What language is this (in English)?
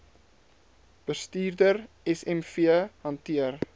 Afrikaans